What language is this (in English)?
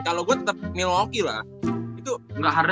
Indonesian